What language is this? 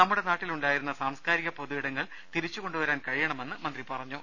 Malayalam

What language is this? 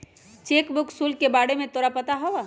Magahi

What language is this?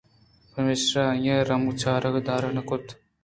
Eastern Balochi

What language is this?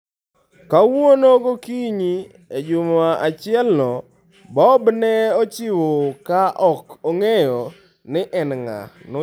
Luo (Kenya and Tanzania)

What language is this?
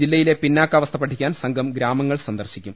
Malayalam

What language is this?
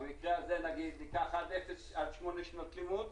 Hebrew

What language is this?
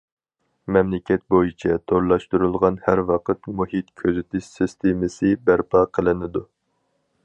Uyghur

